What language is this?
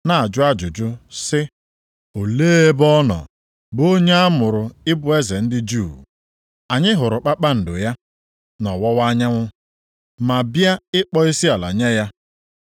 Igbo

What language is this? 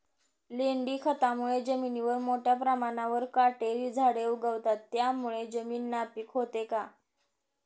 Marathi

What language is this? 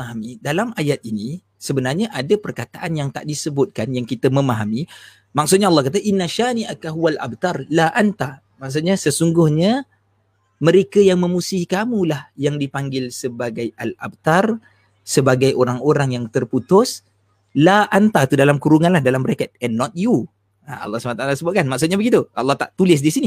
Malay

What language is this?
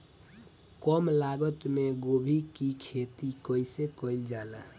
Bhojpuri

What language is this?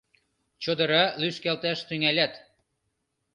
Mari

